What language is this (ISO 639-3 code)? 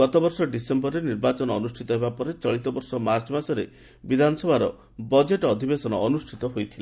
ori